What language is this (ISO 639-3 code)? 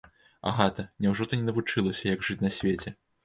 bel